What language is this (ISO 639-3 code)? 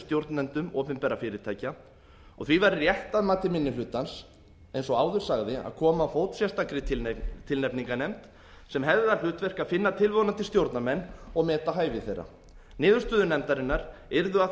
isl